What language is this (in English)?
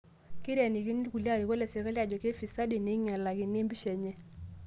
Masai